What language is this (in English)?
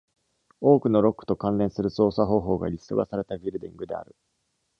Japanese